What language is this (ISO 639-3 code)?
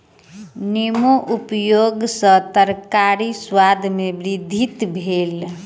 mai